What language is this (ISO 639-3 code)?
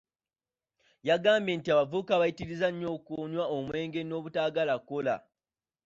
lug